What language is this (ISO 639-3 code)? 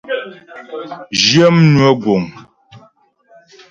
bbj